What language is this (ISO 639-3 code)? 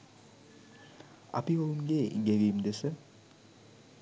sin